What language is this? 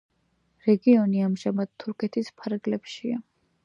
Georgian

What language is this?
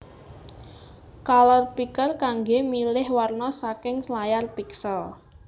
Javanese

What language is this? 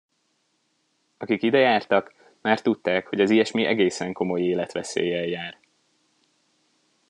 Hungarian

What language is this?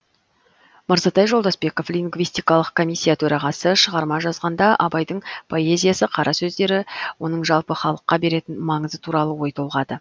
Kazakh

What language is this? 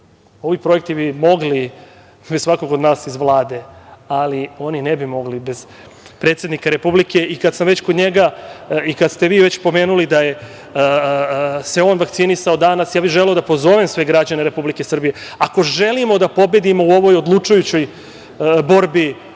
Serbian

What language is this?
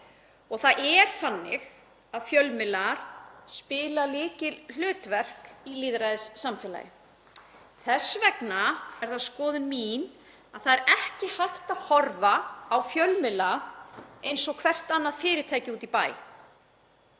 Icelandic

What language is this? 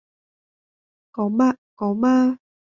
Vietnamese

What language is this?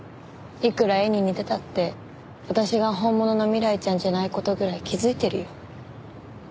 Japanese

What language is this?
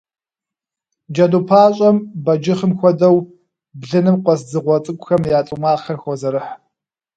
Kabardian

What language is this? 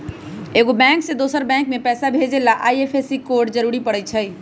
Magahi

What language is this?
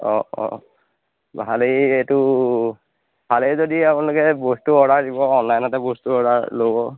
Assamese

